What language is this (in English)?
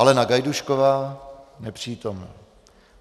Czech